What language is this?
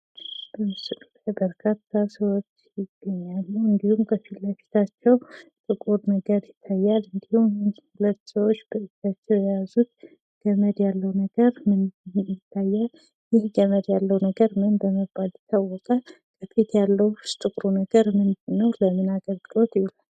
Amharic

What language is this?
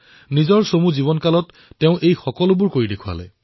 Assamese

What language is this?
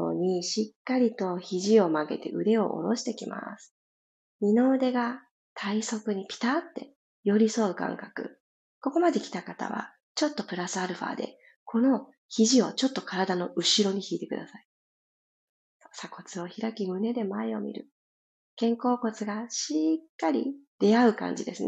Japanese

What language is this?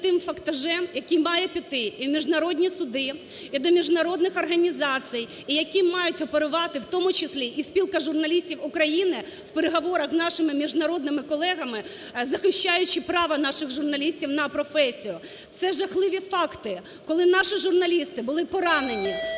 Ukrainian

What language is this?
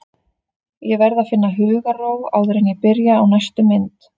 Icelandic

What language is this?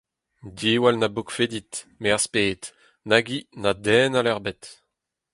Breton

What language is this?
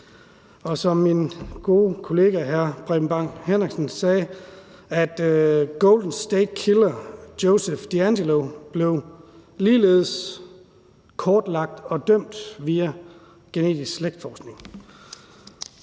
Danish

